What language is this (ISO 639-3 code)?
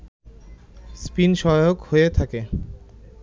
ben